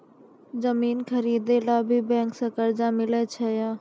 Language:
Maithili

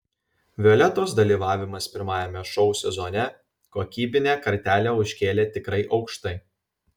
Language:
Lithuanian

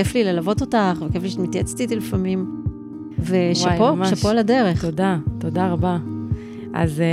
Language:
Hebrew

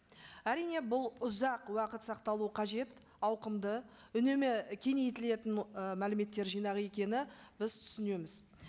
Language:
Kazakh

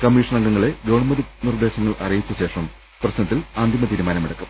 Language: Malayalam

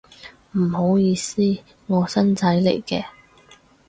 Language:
Cantonese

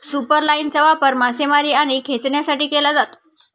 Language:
Marathi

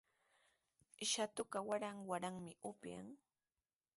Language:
Sihuas Ancash Quechua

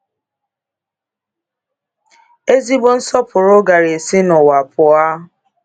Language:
Igbo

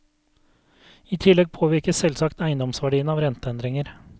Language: Norwegian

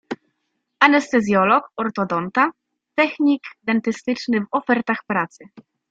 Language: Polish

